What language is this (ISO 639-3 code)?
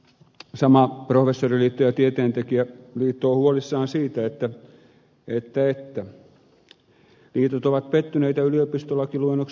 fin